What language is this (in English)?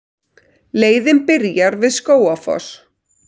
Icelandic